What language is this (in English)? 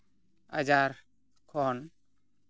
Santali